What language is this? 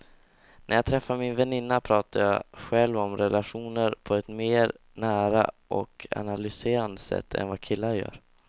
Swedish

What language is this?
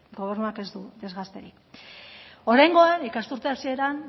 Basque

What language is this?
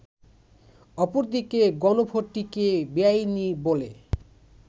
Bangla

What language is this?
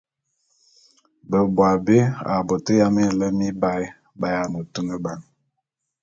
Bulu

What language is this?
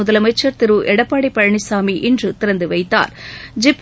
Tamil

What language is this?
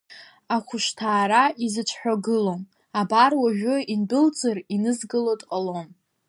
Abkhazian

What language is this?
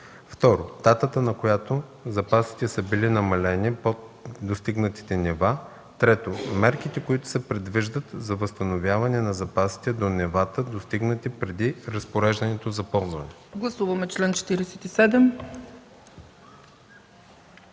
Bulgarian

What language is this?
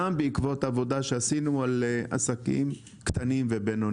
Hebrew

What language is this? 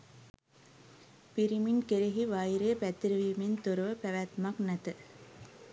Sinhala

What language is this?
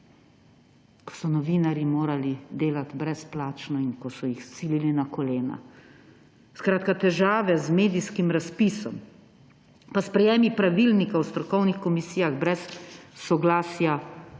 Slovenian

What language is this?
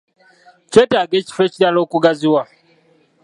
Ganda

